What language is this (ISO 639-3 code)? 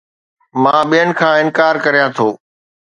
snd